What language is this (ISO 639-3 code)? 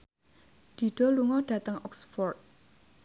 jav